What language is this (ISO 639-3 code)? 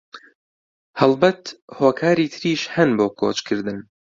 ckb